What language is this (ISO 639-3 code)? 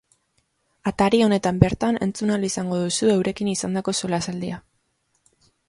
eus